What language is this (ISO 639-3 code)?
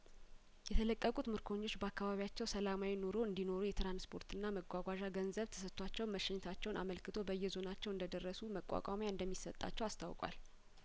amh